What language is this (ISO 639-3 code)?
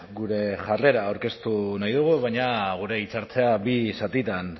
eus